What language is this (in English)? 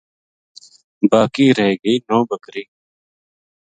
Gujari